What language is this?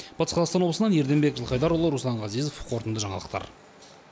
Kazakh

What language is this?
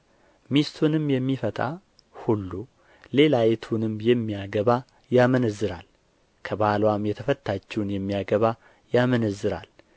Amharic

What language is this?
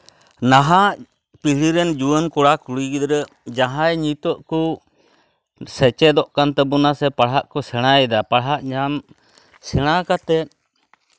Santali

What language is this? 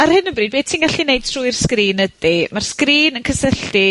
Welsh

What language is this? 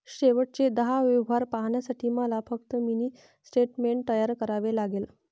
Marathi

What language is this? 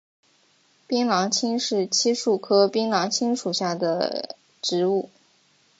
Chinese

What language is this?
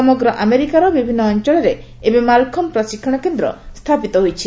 Odia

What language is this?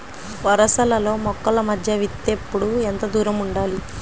Telugu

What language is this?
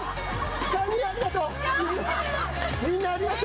Japanese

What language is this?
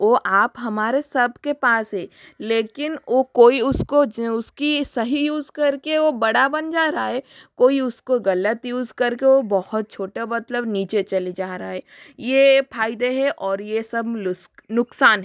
Hindi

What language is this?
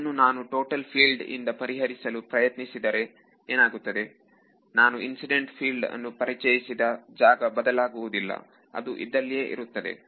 Kannada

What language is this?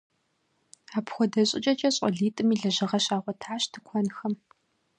Kabardian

